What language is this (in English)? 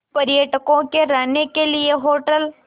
Hindi